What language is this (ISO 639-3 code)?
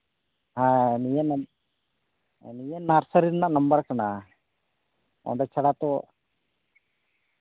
sat